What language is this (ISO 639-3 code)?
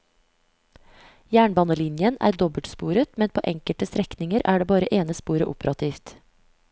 nor